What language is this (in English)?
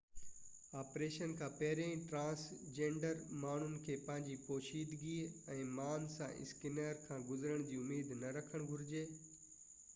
Sindhi